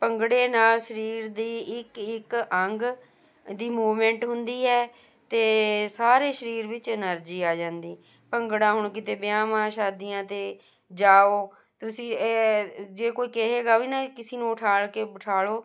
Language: Punjabi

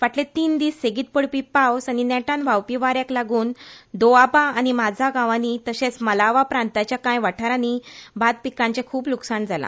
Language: Konkani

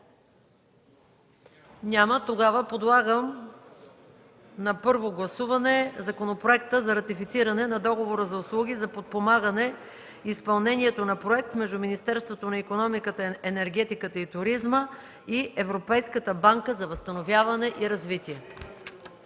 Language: Bulgarian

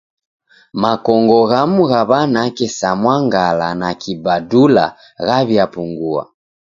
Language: Taita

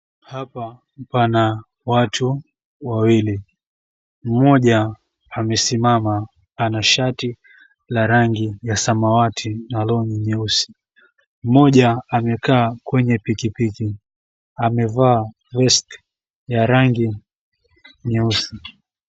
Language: Swahili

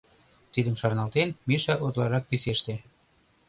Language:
Mari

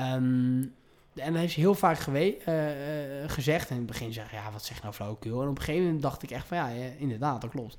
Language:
Dutch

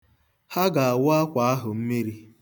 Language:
Igbo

